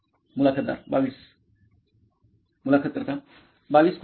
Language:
Marathi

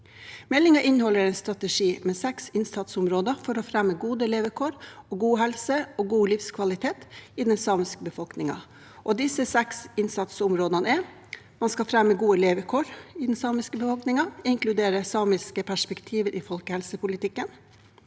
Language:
Norwegian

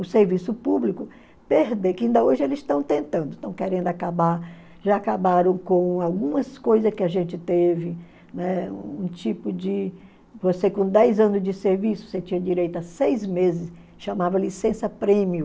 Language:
Portuguese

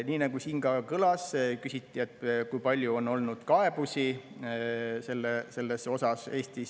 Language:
Estonian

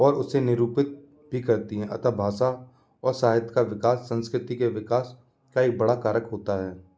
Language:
Hindi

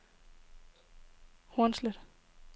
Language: Danish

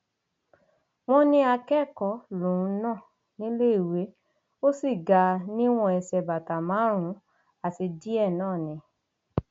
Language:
Yoruba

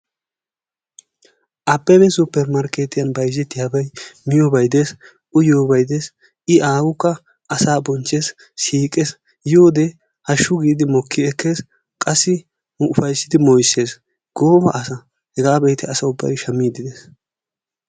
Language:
Wolaytta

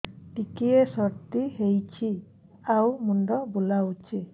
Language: Odia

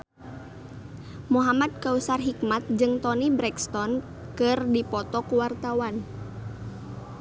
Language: Sundanese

